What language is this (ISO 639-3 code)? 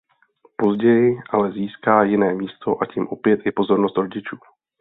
ces